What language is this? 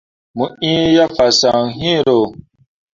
Mundang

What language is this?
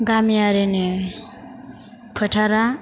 Bodo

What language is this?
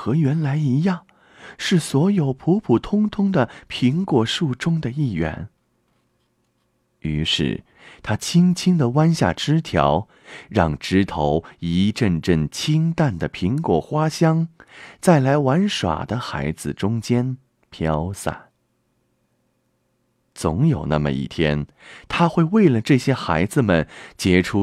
Chinese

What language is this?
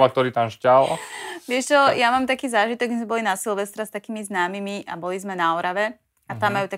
Slovak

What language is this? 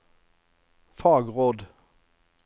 Norwegian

